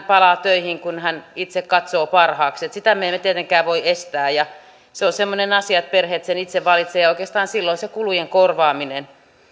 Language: Finnish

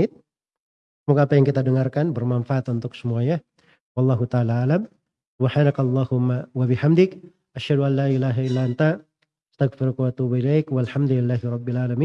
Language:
Indonesian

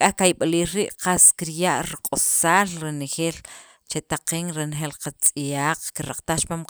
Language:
Sacapulteco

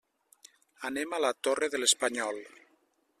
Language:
Catalan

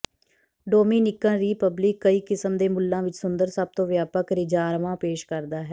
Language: Punjabi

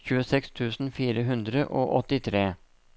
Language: Norwegian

